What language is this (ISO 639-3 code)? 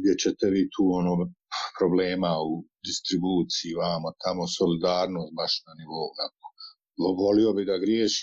hrv